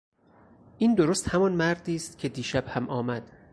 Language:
Persian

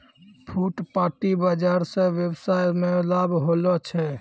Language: Maithili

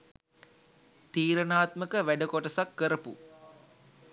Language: Sinhala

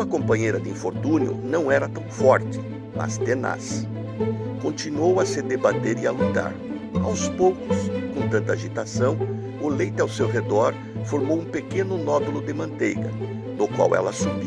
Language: Portuguese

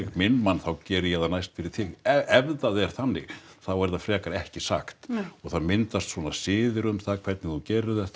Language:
Icelandic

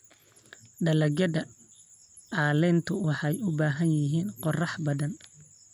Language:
Somali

